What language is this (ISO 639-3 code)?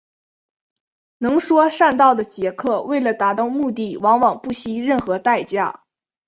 zho